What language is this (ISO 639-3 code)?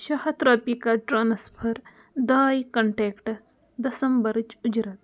kas